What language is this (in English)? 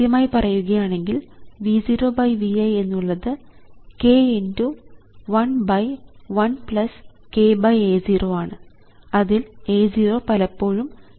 Malayalam